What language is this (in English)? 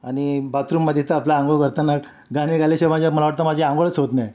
Marathi